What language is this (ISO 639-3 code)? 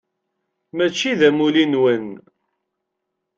kab